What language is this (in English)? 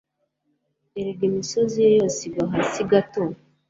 Kinyarwanda